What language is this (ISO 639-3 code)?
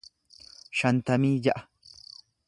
orm